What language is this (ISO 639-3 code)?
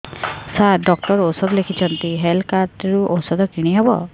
ori